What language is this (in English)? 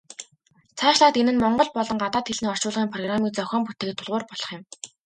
Mongolian